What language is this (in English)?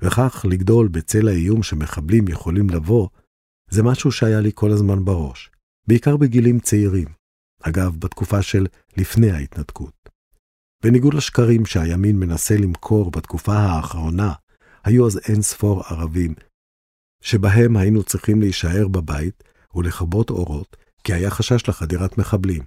Hebrew